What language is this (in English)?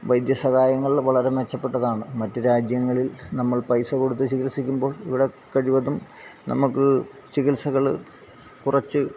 Malayalam